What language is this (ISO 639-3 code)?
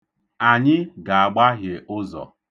ibo